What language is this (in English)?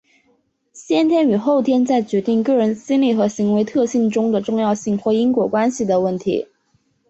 Chinese